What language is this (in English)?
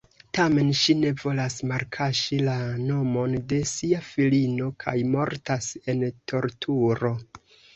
Esperanto